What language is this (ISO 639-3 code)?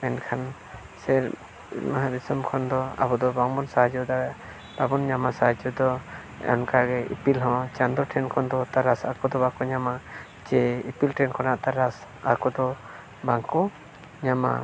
sat